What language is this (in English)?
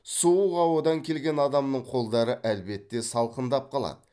Kazakh